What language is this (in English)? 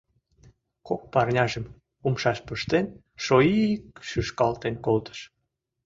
Mari